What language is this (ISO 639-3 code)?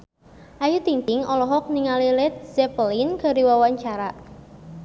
sun